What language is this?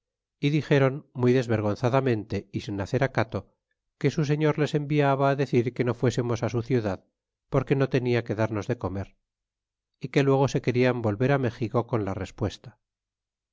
Spanish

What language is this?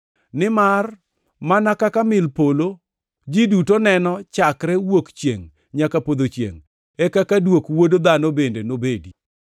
Luo (Kenya and Tanzania)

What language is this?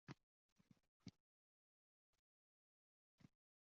Uzbek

